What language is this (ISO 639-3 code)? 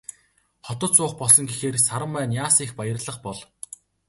mon